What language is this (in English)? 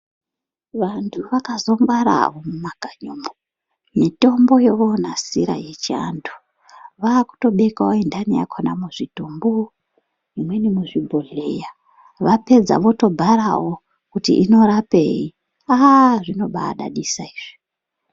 Ndau